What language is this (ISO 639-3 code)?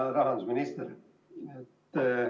est